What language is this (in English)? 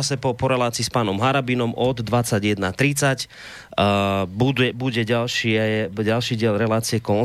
Slovak